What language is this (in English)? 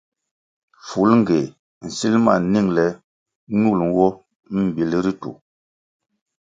Kwasio